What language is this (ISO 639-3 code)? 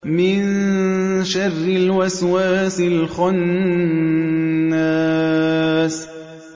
ara